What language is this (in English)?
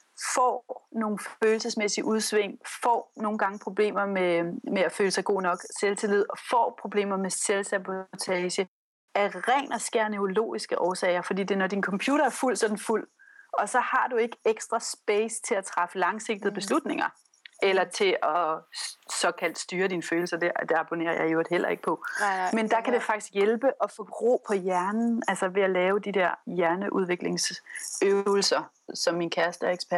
Danish